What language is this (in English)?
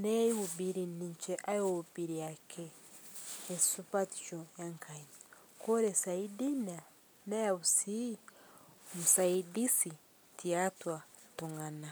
Masai